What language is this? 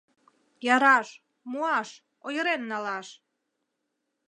Mari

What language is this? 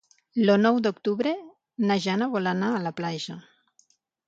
Catalan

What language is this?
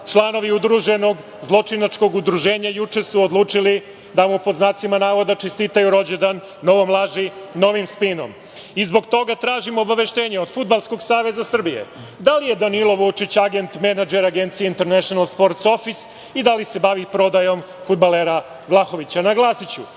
Serbian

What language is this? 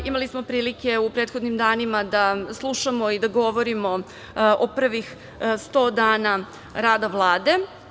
Serbian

